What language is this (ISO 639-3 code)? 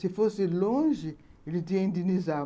por